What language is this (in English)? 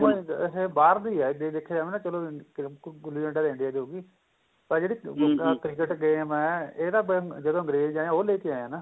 Punjabi